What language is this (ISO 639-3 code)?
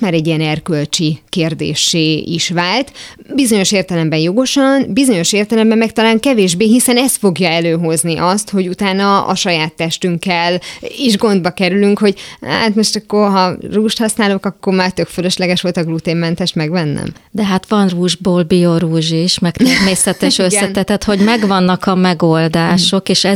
hun